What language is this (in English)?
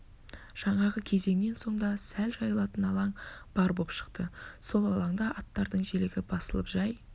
Kazakh